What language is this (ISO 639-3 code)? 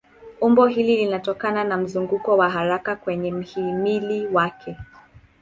swa